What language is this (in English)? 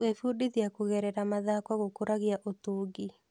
Kikuyu